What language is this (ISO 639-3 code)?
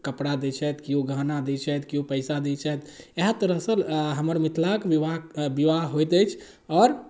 mai